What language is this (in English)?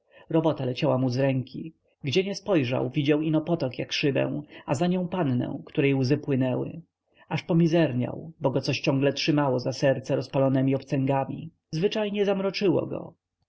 Polish